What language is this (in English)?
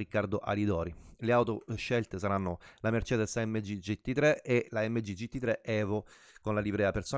Italian